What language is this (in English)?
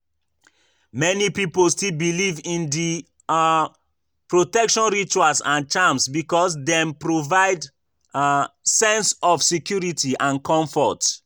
Nigerian Pidgin